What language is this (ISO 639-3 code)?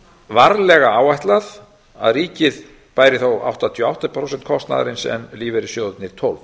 isl